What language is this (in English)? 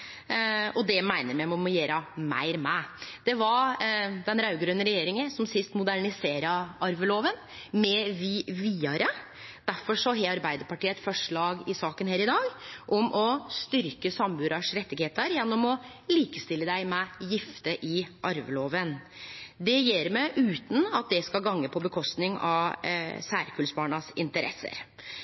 Norwegian Nynorsk